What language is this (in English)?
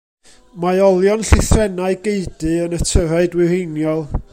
Welsh